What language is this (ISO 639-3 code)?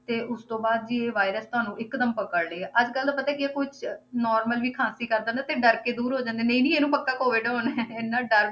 pan